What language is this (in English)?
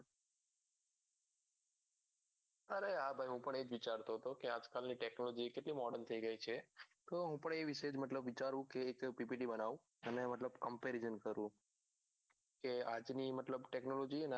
Gujarati